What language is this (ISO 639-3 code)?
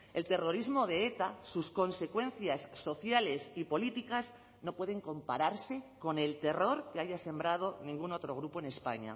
spa